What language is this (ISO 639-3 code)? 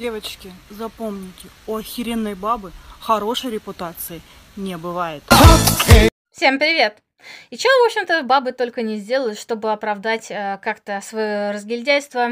rus